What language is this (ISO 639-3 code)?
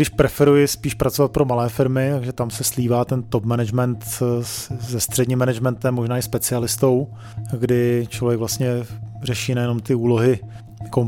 ces